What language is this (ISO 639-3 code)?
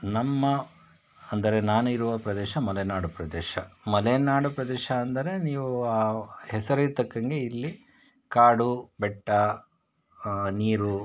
kan